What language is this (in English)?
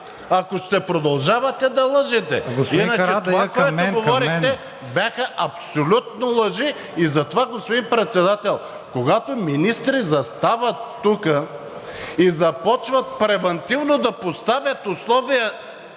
Bulgarian